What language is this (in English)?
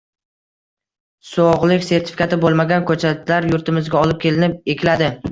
Uzbek